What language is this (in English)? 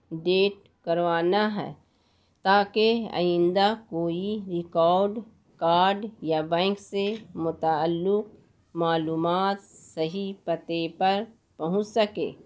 Urdu